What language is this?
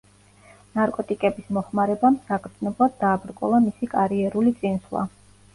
Georgian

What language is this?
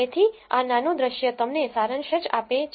Gujarati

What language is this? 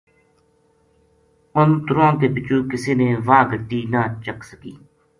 Gujari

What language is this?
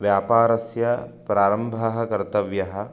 Sanskrit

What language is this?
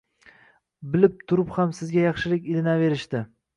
Uzbek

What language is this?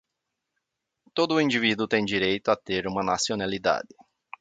Portuguese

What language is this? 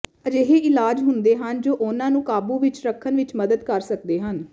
Punjabi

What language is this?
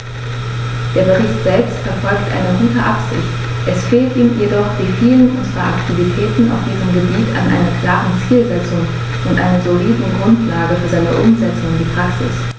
German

